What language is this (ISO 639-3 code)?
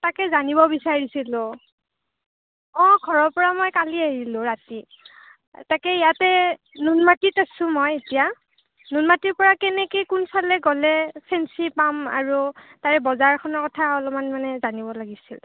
asm